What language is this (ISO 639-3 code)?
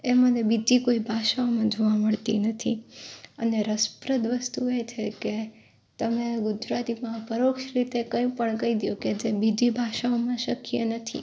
guj